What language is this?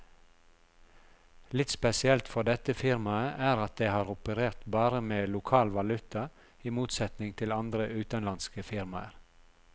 Norwegian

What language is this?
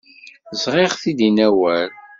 Kabyle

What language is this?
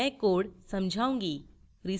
Hindi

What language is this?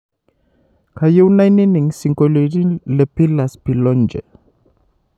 Masai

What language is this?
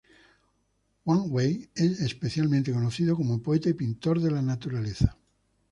Spanish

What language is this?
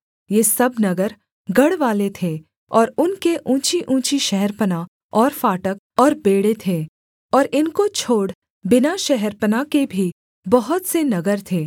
Hindi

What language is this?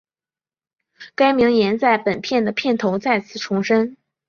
Chinese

